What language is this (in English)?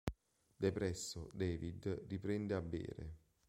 Italian